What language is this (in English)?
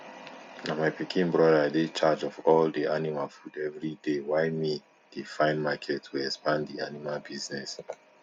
Nigerian Pidgin